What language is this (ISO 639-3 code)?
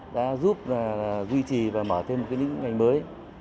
vie